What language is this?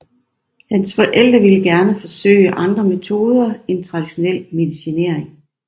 Danish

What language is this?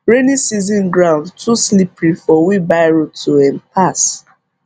Nigerian Pidgin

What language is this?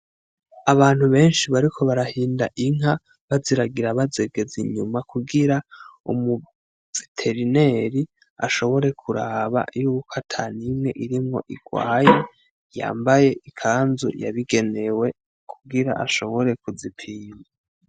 Rundi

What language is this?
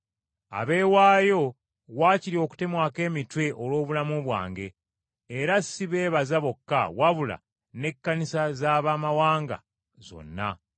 Ganda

